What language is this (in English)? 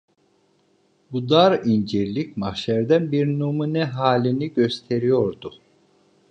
Turkish